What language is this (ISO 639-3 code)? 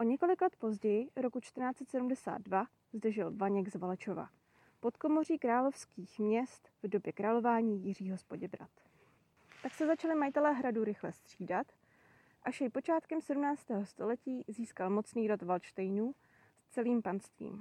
ces